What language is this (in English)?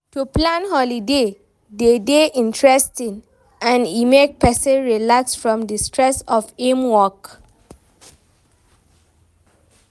Nigerian Pidgin